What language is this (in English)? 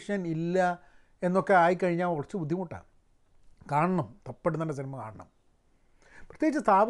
Malayalam